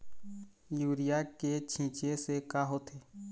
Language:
Chhattisgarhi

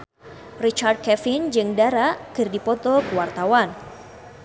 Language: Sundanese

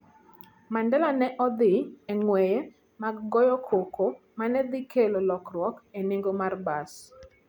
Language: Luo (Kenya and Tanzania)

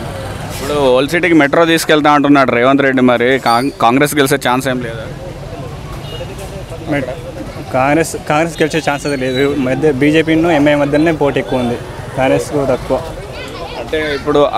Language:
Telugu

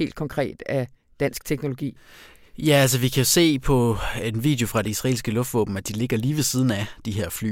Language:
Danish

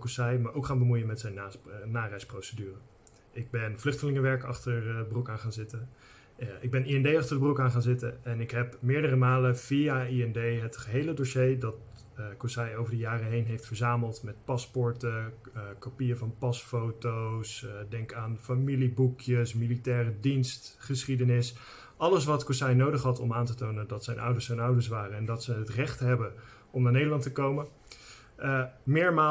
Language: Dutch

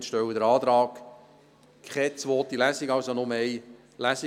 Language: Swiss German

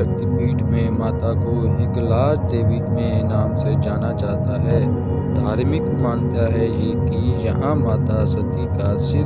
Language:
Hindi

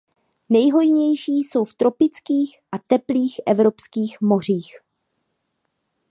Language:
Czech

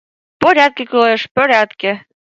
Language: Mari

